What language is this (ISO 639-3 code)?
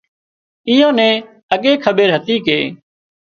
kxp